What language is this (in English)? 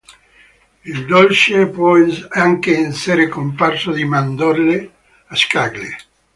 Italian